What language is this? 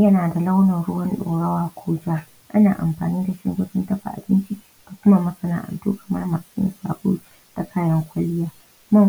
Hausa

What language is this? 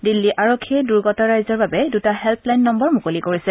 Assamese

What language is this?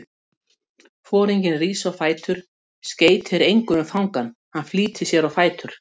Icelandic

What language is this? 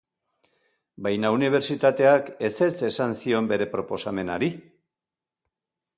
Basque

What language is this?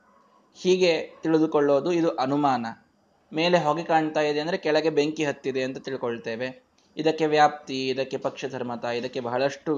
Kannada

